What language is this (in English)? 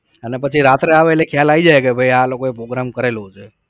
Gujarati